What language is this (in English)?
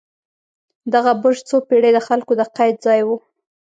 Pashto